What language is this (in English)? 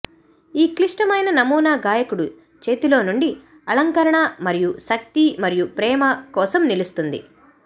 Telugu